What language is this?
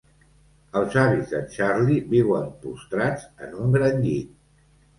Catalan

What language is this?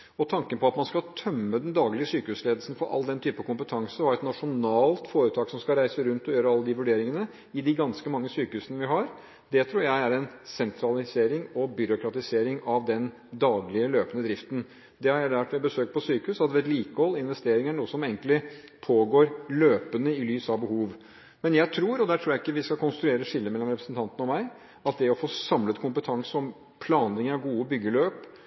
Norwegian Bokmål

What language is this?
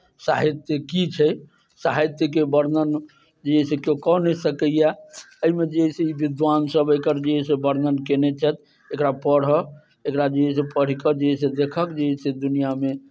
Maithili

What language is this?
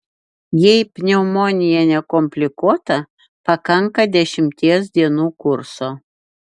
Lithuanian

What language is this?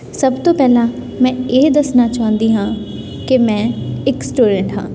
Punjabi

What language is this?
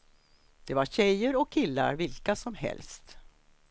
Swedish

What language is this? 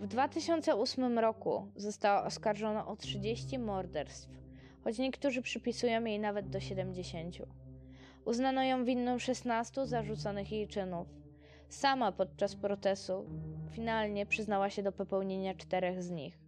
Polish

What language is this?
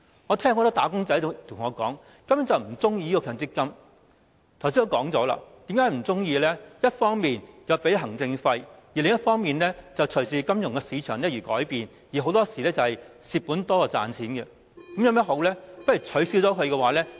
Cantonese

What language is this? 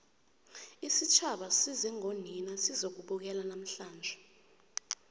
South Ndebele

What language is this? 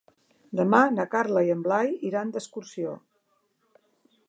Catalan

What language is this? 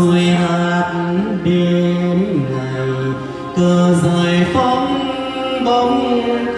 Thai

